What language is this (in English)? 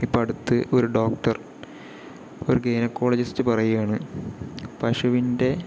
Malayalam